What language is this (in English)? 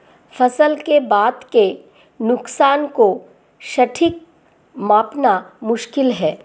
Hindi